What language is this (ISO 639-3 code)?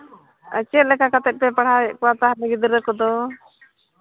sat